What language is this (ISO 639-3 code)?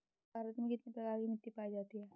hin